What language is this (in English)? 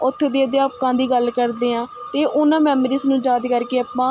Punjabi